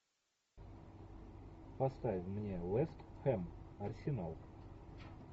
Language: Russian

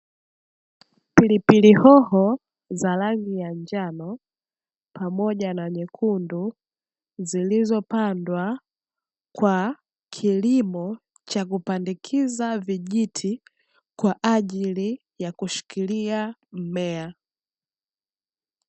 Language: Swahili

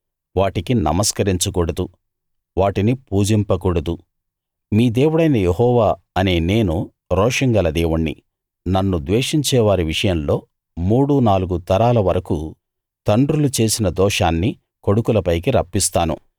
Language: Telugu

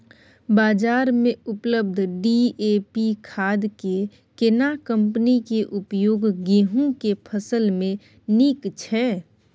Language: Maithili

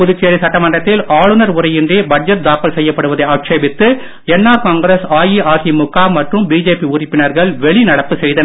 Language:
Tamil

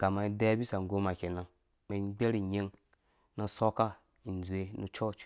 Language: Dũya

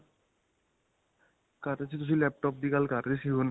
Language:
Punjabi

